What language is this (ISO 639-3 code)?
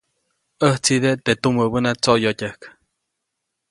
zoc